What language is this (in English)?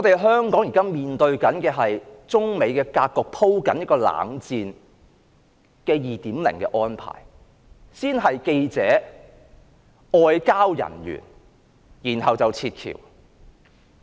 Cantonese